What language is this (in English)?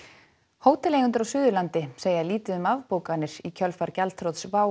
Icelandic